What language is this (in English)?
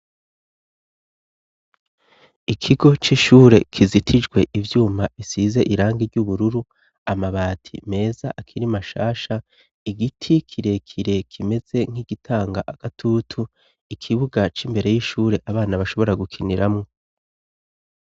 Rundi